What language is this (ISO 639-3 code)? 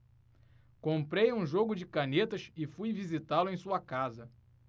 por